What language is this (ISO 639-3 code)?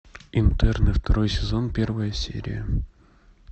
rus